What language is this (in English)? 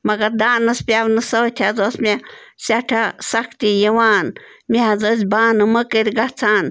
Kashmiri